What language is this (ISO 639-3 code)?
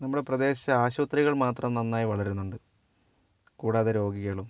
mal